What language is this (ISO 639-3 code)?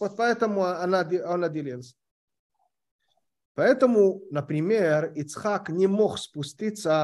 rus